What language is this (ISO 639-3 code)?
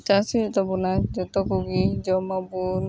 sat